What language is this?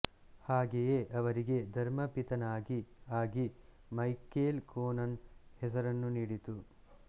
Kannada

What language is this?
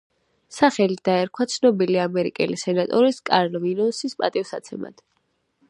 Georgian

